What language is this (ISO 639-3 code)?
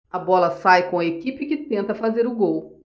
por